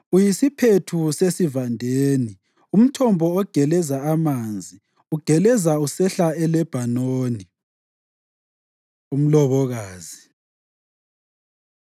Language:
North Ndebele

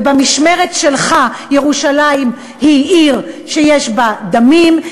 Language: Hebrew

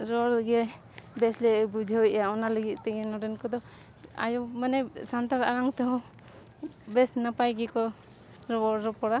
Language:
Santali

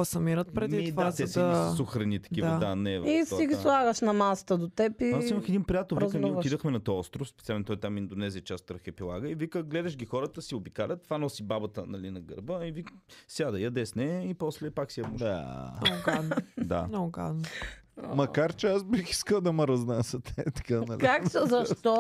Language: Bulgarian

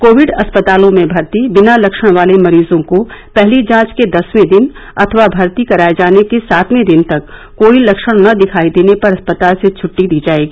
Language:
Hindi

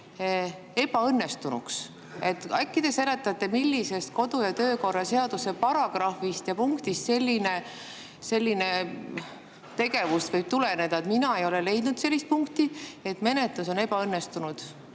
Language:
Estonian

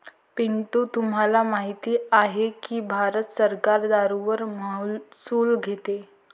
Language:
Marathi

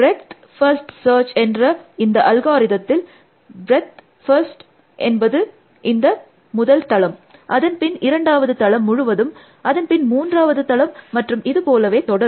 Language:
Tamil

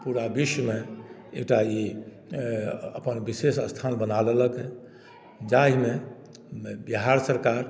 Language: Maithili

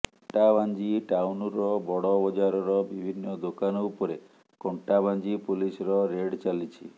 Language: Odia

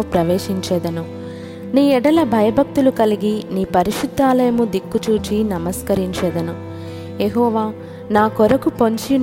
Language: Telugu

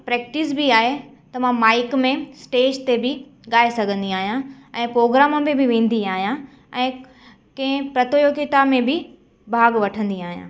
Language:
Sindhi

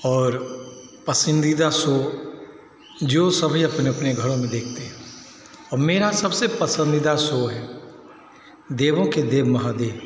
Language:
Hindi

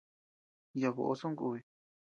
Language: Tepeuxila Cuicatec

